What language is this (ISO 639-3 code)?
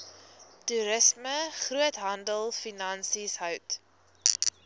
afr